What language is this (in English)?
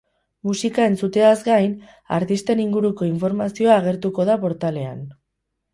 Basque